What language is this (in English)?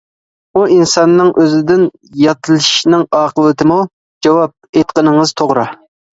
Uyghur